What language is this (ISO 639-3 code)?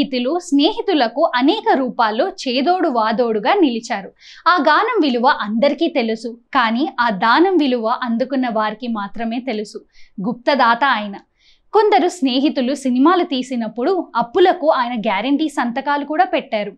tel